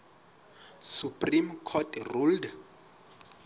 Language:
Southern Sotho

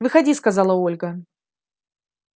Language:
Russian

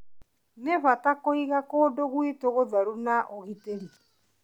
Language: Kikuyu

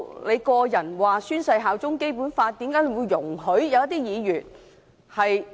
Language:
Cantonese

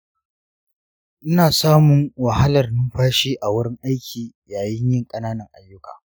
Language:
Hausa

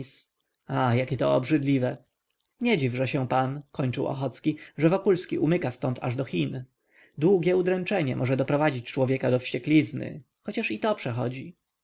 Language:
Polish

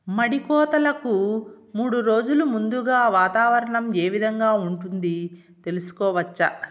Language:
Telugu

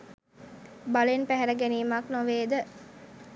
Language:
Sinhala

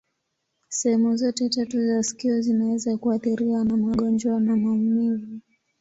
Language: Swahili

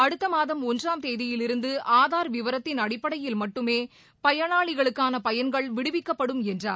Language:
Tamil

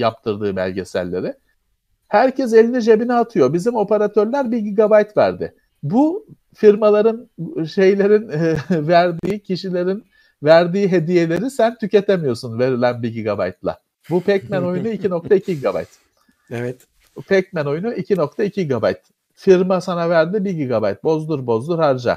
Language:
Turkish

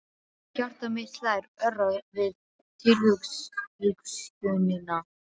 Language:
Icelandic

